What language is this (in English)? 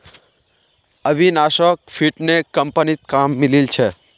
Magahi